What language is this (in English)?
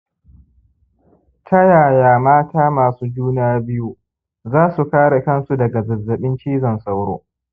Hausa